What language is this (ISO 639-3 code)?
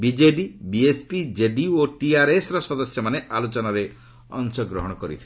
ori